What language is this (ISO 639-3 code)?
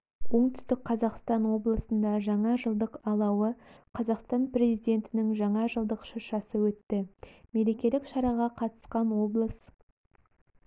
kaz